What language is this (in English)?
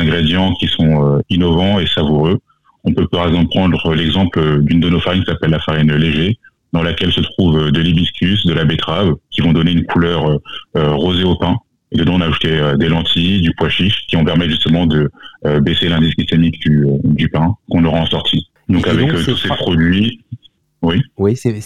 French